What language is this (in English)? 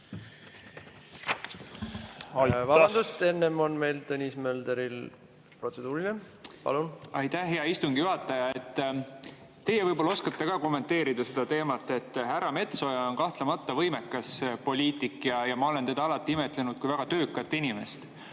Estonian